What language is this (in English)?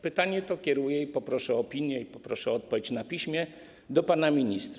Polish